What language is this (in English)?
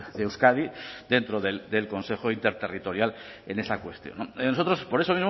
Spanish